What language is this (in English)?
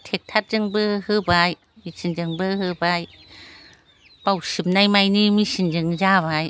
Bodo